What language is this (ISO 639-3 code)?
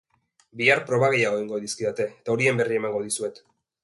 eus